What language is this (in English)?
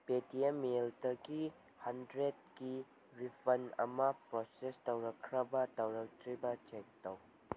Manipuri